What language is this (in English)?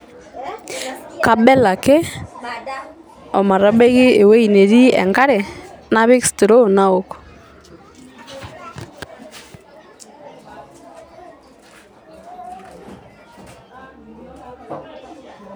Masai